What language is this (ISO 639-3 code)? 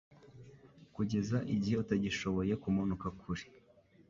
kin